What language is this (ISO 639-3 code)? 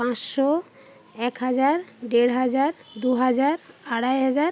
ben